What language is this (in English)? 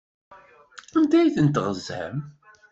Kabyle